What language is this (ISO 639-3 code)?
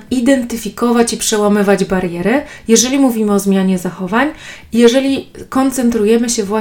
pol